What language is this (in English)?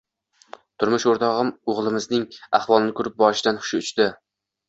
Uzbek